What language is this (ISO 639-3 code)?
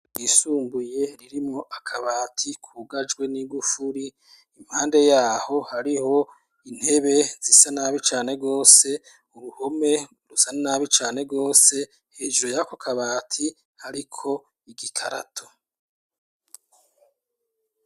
run